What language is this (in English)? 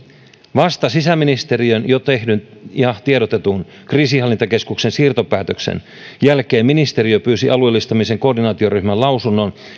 Finnish